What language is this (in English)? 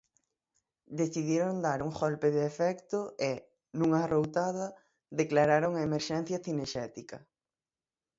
Galician